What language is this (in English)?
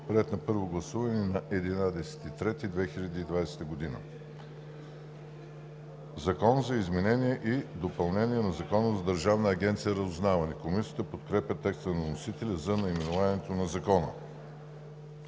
Bulgarian